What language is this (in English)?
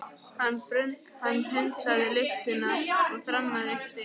Icelandic